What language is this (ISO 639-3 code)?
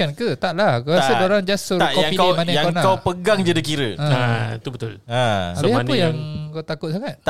msa